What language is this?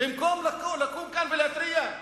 Hebrew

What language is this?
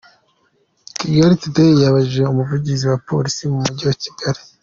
Kinyarwanda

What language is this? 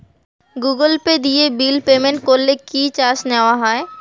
Bangla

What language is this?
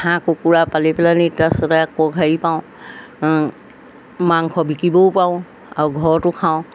Assamese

